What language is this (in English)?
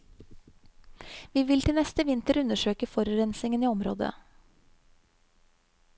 Norwegian